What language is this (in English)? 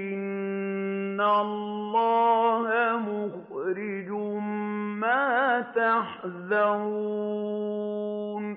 Arabic